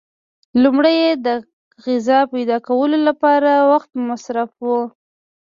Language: Pashto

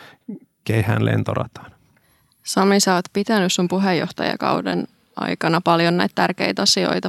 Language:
Finnish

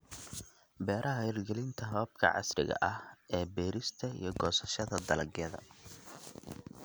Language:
Somali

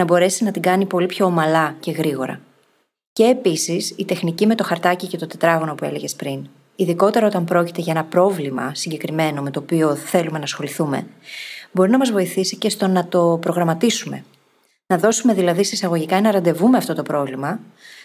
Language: Greek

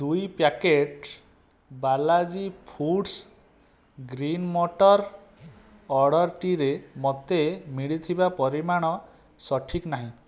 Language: Odia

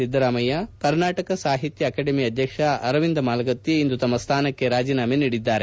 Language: Kannada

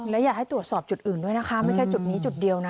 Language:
Thai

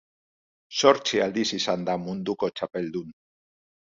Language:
Basque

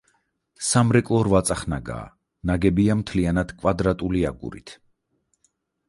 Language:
Georgian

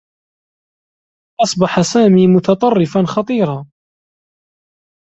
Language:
Arabic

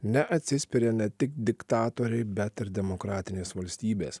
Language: Lithuanian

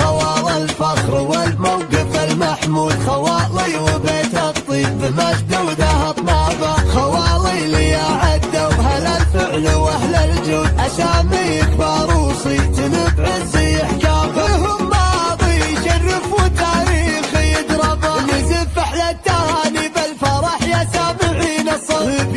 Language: Arabic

